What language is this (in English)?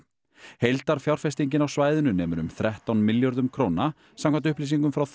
Icelandic